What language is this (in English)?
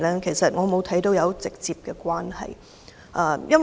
Cantonese